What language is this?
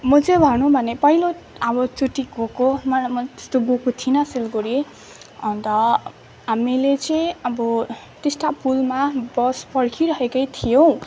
Nepali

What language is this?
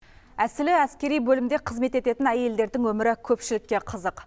Kazakh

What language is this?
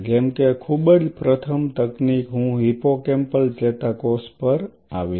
Gujarati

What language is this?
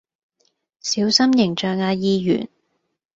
Cantonese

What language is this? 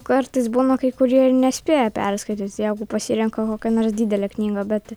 Lithuanian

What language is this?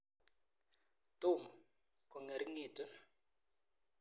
Kalenjin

